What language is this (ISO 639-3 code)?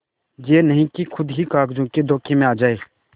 hin